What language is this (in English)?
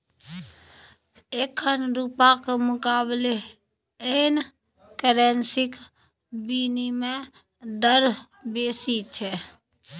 Maithili